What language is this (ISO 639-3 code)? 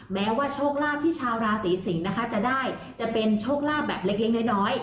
tha